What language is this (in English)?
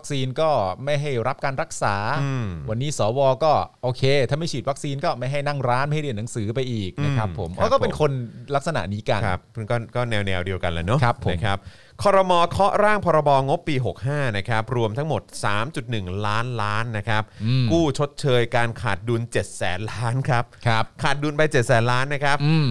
Thai